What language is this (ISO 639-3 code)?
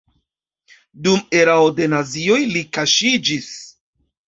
epo